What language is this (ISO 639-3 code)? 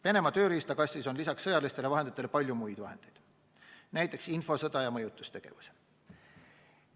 est